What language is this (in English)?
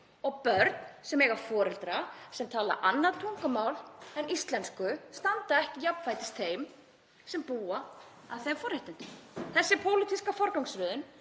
Icelandic